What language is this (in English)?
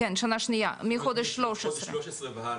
Hebrew